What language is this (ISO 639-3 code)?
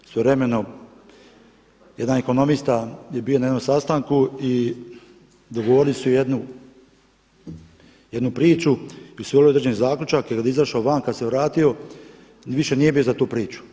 hrv